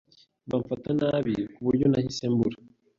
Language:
Kinyarwanda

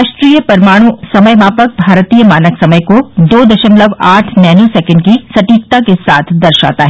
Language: Hindi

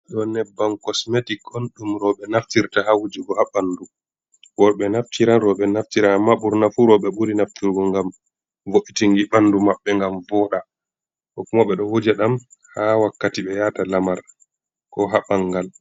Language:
Fula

